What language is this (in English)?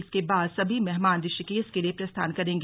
Hindi